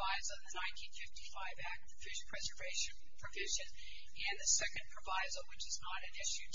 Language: English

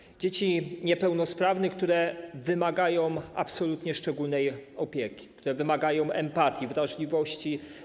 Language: Polish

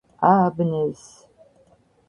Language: Georgian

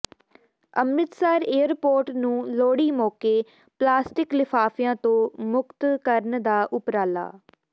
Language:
Punjabi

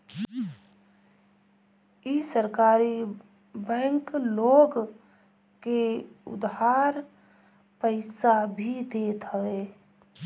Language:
Bhojpuri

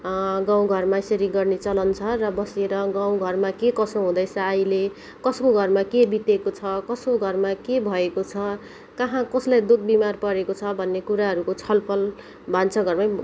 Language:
Nepali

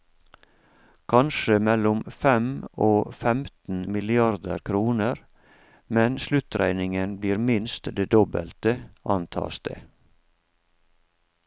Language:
Norwegian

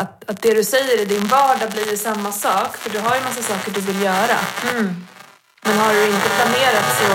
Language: Swedish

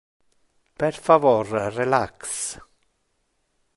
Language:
Interlingua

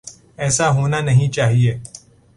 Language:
Urdu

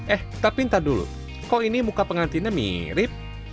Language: Indonesian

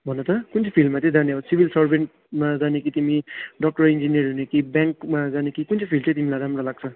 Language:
Nepali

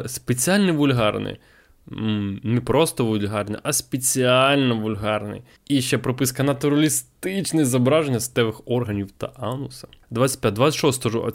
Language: Ukrainian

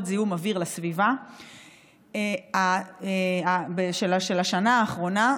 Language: Hebrew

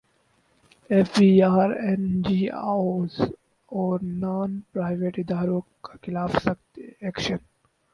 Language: Urdu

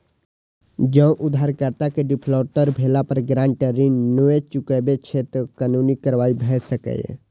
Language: Maithili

